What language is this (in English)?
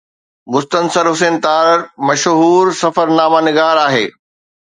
Sindhi